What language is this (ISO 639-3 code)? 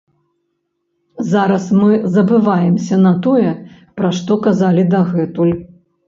bel